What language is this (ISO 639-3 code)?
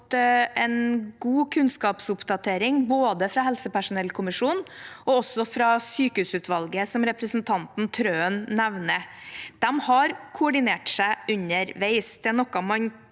nor